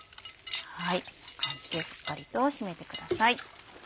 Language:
Japanese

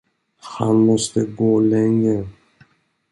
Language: Swedish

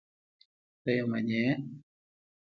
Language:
Pashto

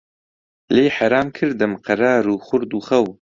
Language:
Central Kurdish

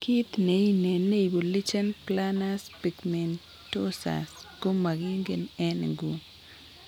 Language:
Kalenjin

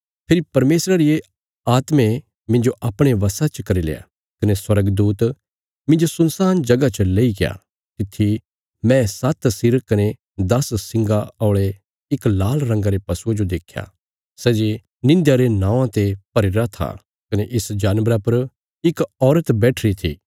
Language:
Bilaspuri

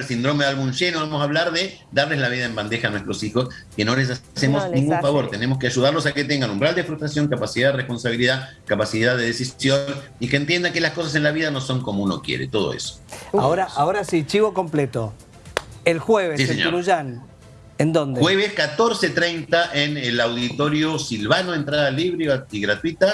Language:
Spanish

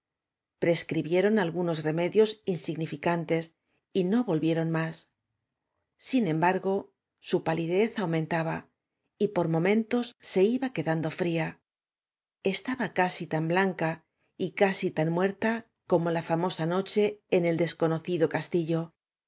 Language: Spanish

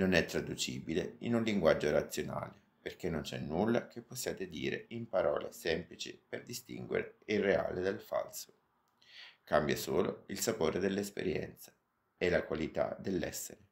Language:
Italian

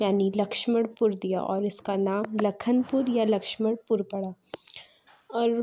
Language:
Urdu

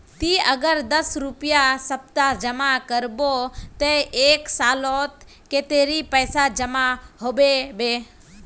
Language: Magahi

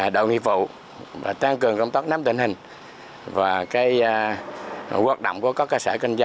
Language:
Vietnamese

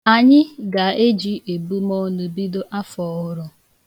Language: Igbo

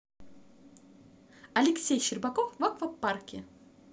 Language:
Russian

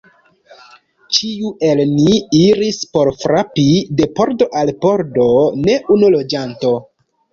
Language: Esperanto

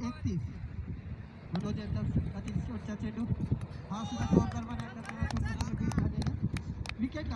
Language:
Romanian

